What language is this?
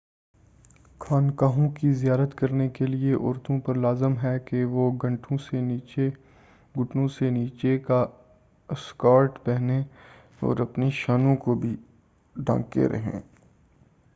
Urdu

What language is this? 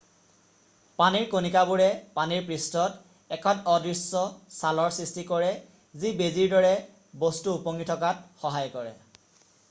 Assamese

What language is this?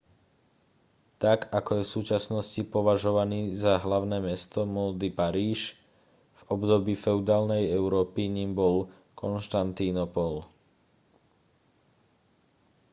Slovak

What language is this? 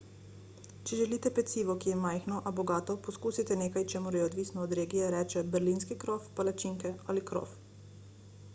Slovenian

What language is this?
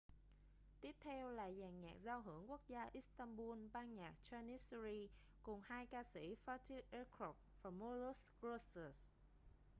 Vietnamese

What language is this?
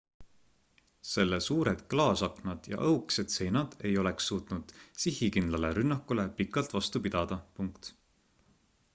Estonian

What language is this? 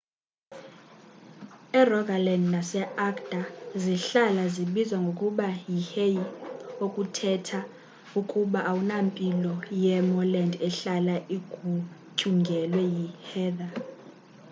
Xhosa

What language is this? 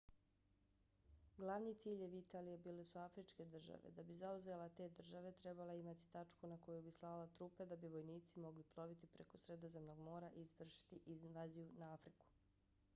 Bosnian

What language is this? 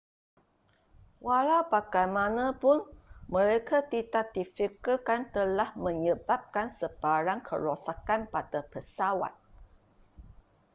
Malay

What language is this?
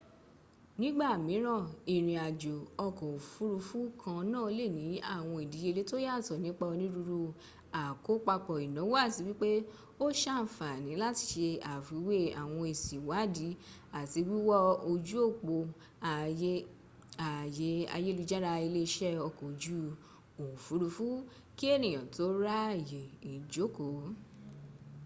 Yoruba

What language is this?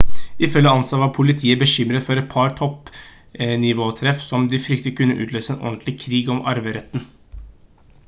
Norwegian Bokmål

